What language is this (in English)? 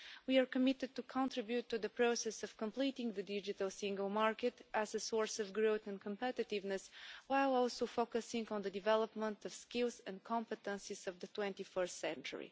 English